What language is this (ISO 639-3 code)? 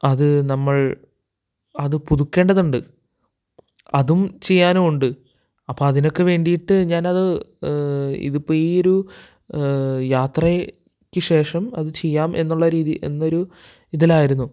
mal